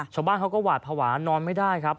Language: Thai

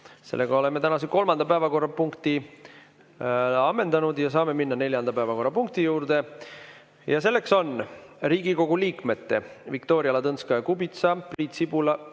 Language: Estonian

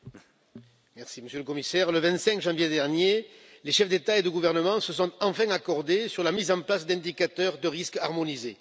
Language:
French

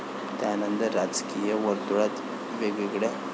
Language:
Marathi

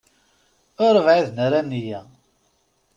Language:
Kabyle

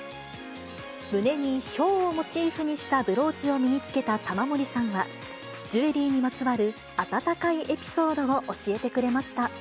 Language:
Japanese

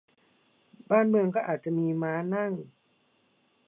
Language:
Thai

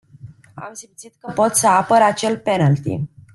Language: Romanian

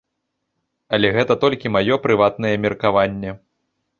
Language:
Belarusian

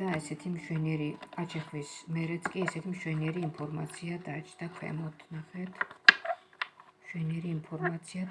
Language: Georgian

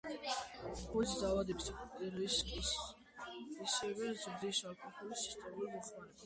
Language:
Georgian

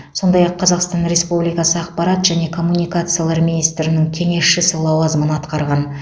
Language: Kazakh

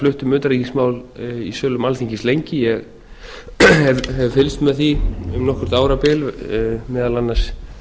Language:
Icelandic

